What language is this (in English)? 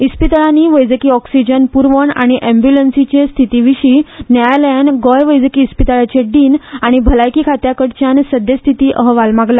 Konkani